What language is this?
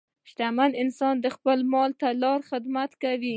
Pashto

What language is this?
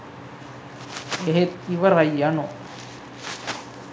Sinhala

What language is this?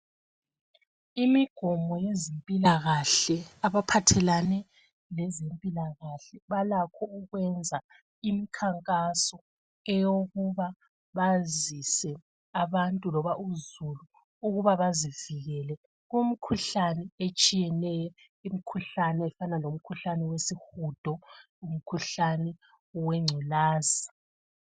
North Ndebele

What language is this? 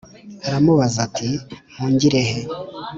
Kinyarwanda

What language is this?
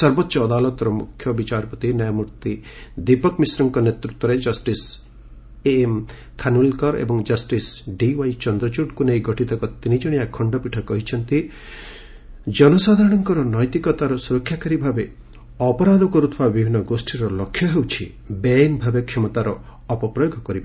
Odia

